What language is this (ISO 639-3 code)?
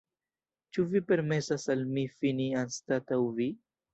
epo